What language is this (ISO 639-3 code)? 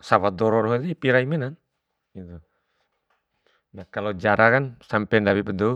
bhp